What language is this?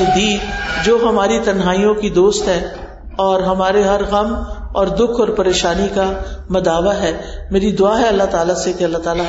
Urdu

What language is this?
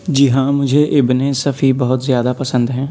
Urdu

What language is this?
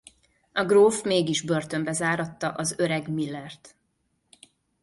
Hungarian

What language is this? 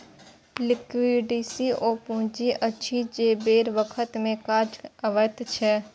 Maithili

